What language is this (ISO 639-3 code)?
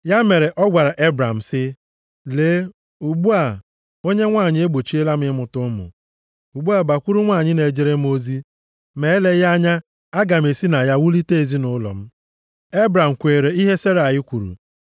ibo